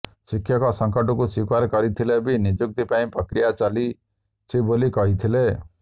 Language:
Odia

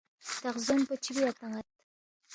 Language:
Balti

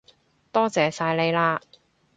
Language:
Cantonese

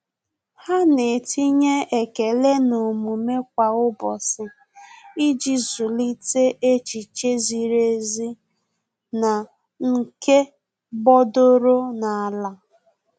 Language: Igbo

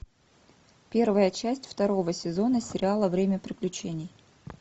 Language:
Russian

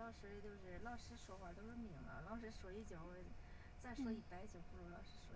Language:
Chinese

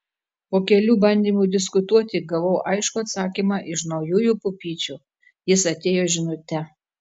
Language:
Lithuanian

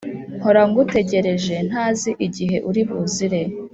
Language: Kinyarwanda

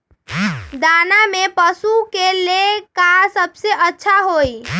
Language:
Magahi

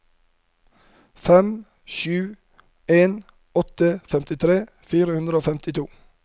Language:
Norwegian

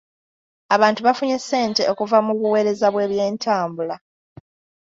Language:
Ganda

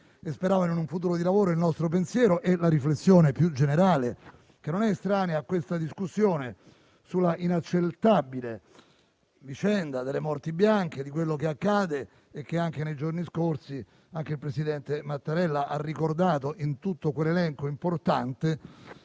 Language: Italian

